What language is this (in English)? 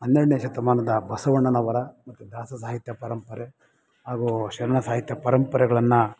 Kannada